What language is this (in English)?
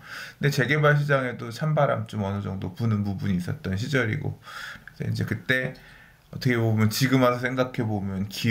Korean